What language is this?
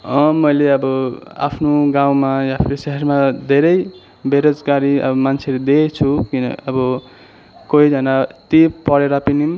Nepali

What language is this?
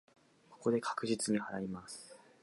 Japanese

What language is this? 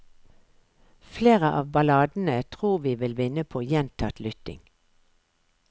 Norwegian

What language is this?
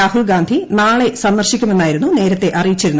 Malayalam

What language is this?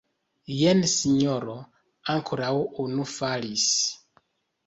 Esperanto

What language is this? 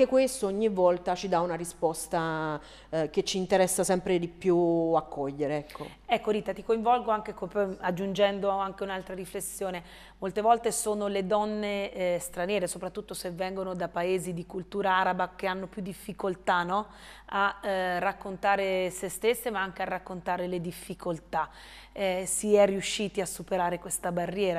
Italian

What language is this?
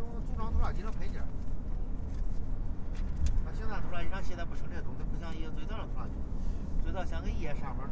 Chinese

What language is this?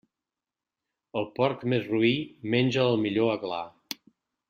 Catalan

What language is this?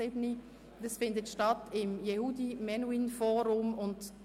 Swiss German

